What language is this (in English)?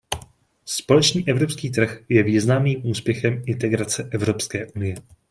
Czech